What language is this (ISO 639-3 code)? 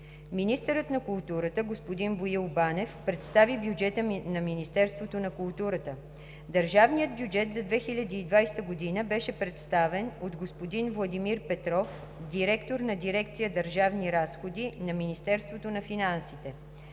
bul